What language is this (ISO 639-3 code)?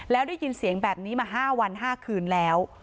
tha